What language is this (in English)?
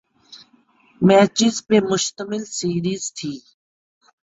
Urdu